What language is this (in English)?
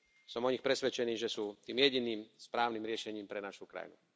Slovak